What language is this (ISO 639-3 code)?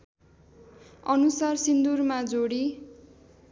nep